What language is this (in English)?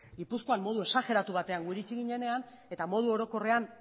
Basque